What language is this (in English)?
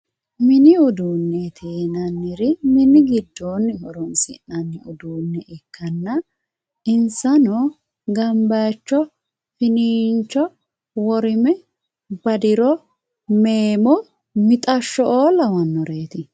Sidamo